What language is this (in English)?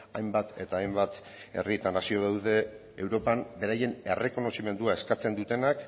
Basque